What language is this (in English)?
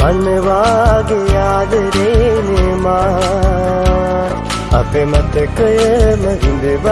Sinhala